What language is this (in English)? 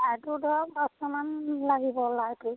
Assamese